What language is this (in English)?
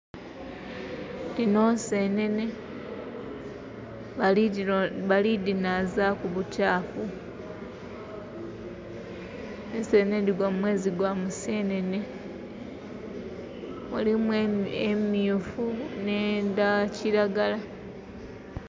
Soga